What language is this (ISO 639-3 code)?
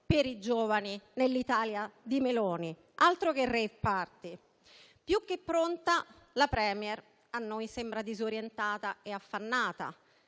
ita